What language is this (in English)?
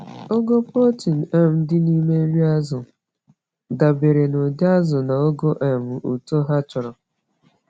Igbo